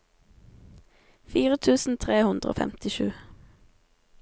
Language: Norwegian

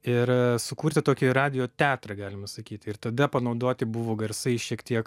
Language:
Lithuanian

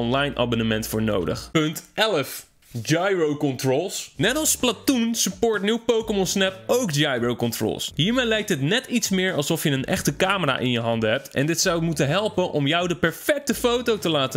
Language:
Dutch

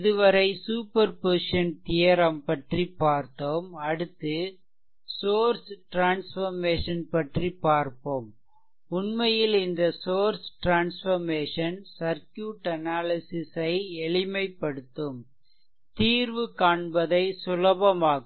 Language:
Tamil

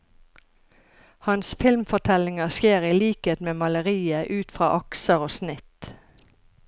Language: Norwegian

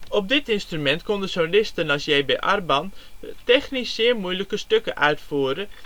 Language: Dutch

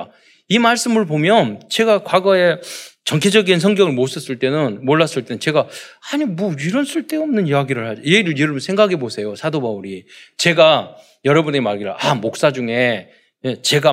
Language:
Korean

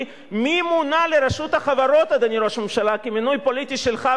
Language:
Hebrew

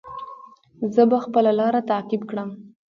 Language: Pashto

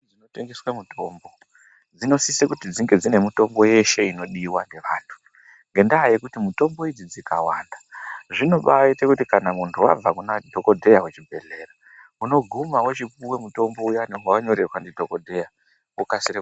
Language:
Ndau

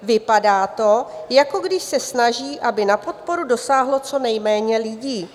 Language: Czech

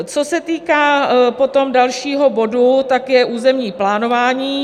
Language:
Czech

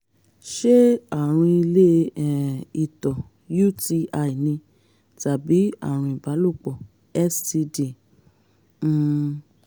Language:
Yoruba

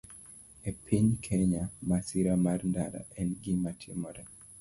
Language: Luo (Kenya and Tanzania)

